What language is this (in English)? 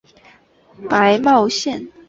Chinese